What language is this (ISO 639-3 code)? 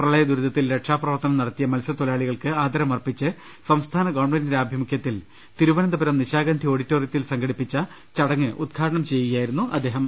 mal